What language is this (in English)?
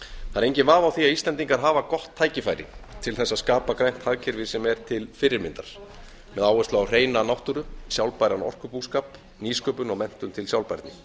Icelandic